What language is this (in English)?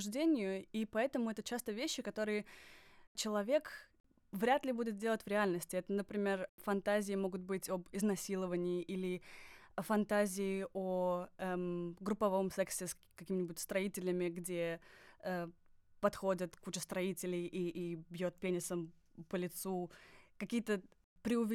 Russian